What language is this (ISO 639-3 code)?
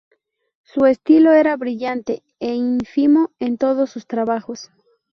spa